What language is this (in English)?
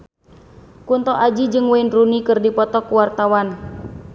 Sundanese